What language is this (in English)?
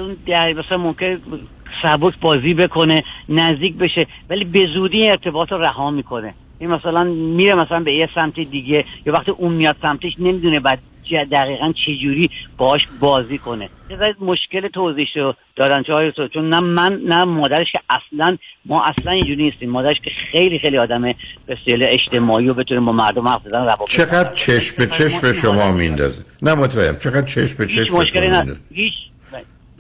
Persian